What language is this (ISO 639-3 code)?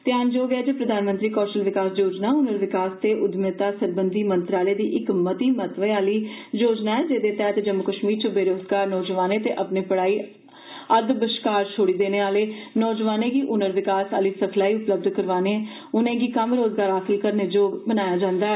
doi